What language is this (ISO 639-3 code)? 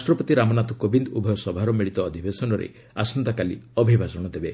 ori